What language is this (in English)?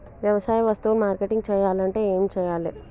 Telugu